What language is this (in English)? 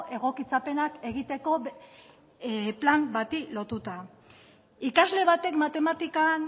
Basque